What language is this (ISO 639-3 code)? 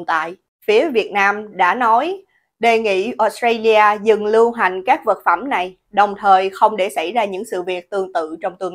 vie